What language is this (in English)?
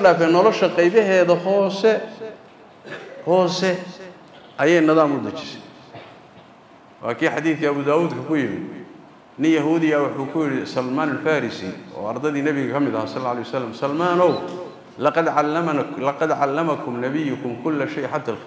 Arabic